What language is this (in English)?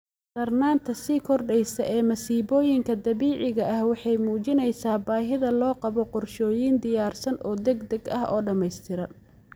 Somali